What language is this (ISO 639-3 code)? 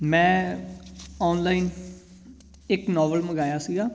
pan